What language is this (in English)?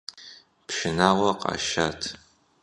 Kabardian